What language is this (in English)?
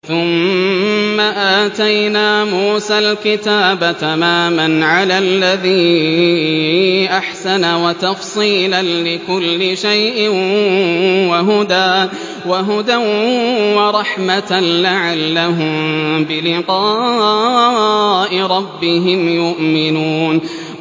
Arabic